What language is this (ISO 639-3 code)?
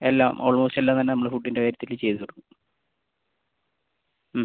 mal